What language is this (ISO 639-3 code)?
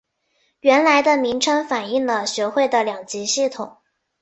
zho